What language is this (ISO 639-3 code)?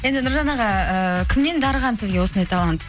kaz